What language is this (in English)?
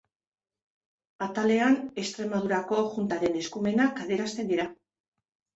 Basque